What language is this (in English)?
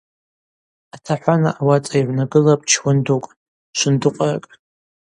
Abaza